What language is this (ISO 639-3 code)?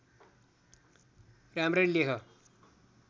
nep